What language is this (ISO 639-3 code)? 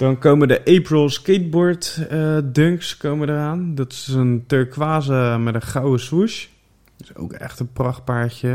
nld